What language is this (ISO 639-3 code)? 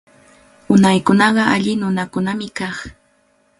qvl